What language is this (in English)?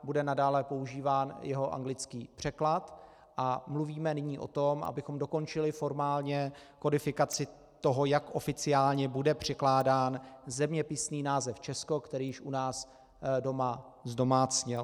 Czech